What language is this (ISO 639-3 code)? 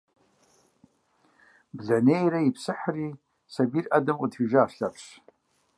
kbd